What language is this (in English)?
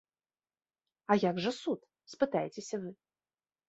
Belarusian